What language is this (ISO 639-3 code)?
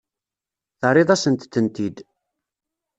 kab